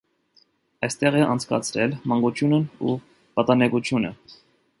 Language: Armenian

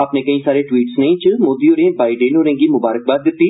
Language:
Dogri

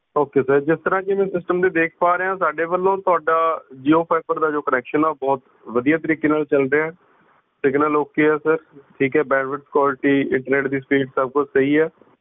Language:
Punjabi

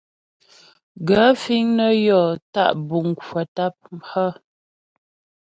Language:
Ghomala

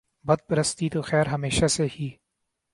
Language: Urdu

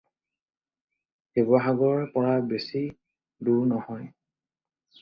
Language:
Assamese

